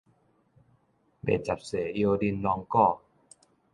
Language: Min Nan Chinese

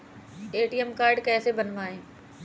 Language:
Hindi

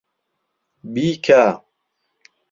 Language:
Central Kurdish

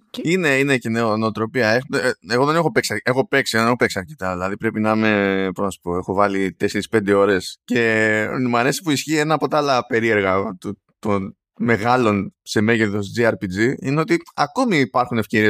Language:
Greek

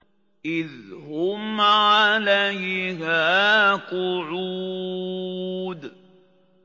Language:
Arabic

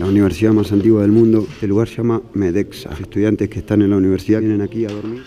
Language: Spanish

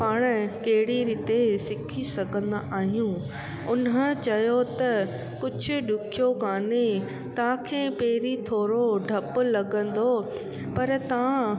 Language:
Sindhi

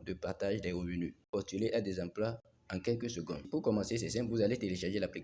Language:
French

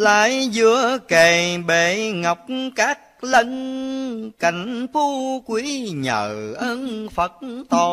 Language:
Vietnamese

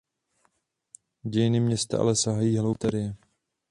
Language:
Czech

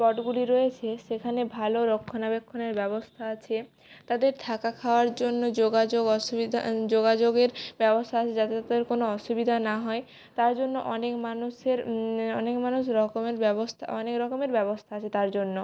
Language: Bangla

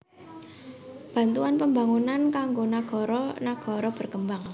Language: Javanese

